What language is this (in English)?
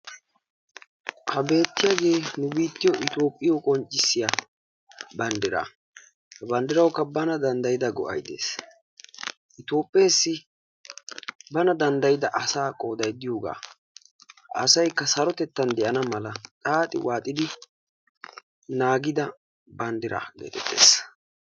Wolaytta